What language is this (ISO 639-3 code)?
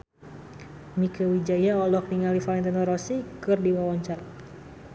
sun